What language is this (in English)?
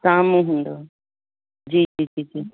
Sindhi